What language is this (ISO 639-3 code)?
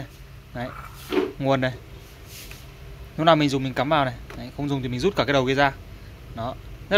vie